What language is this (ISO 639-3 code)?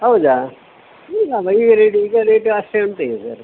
kan